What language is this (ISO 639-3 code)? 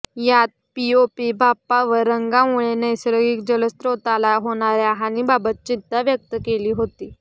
mar